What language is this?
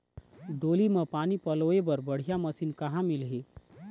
Chhattisgarhi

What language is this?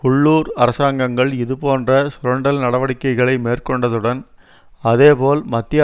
Tamil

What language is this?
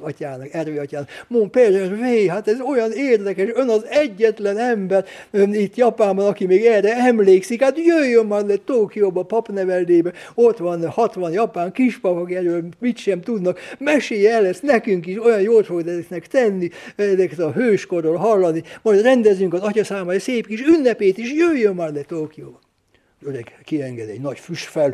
Hungarian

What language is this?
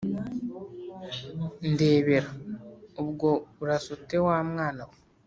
Kinyarwanda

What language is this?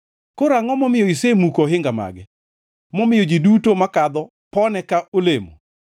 Luo (Kenya and Tanzania)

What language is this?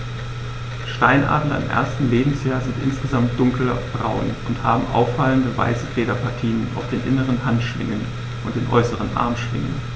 German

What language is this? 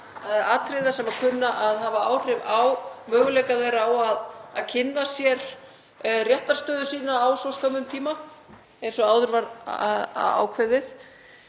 Icelandic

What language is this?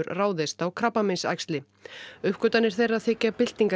Icelandic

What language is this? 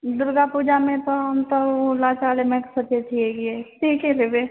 Maithili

